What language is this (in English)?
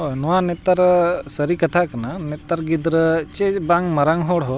Santali